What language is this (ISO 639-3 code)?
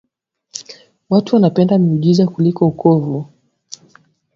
swa